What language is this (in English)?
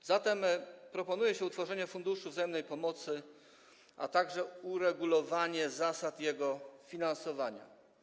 Polish